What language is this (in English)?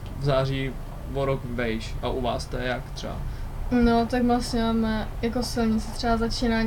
Czech